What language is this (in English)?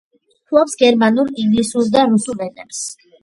Georgian